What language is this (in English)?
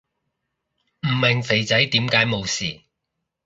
Cantonese